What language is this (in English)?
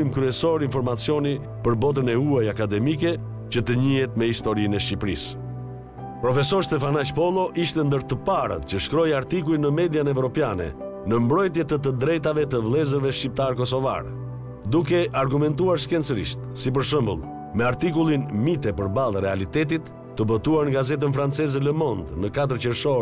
Romanian